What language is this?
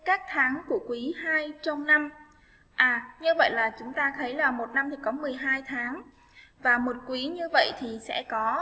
Vietnamese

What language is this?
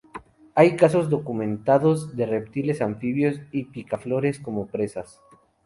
Spanish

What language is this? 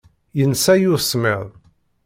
Kabyle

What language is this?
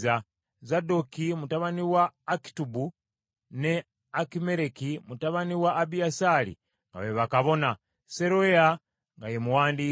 Ganda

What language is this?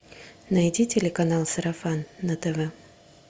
Russian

